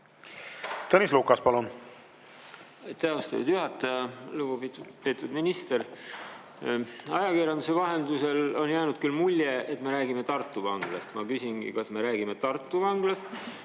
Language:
Estonian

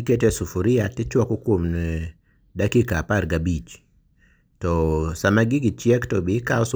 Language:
Luo (Kenya and Tanzania)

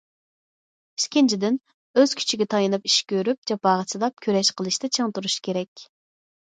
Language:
Uyghur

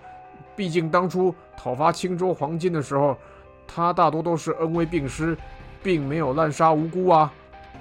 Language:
Chinese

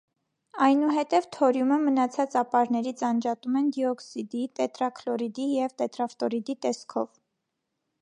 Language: Armenian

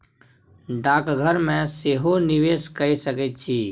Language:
Maithili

